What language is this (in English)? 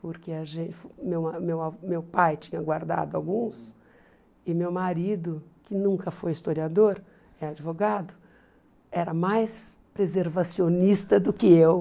Portuguese